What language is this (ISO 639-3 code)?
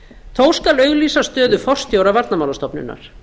isl